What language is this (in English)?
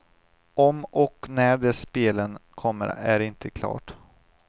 Swedish